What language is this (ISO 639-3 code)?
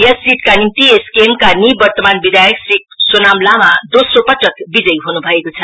nep